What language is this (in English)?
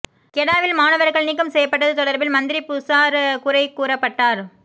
Tamil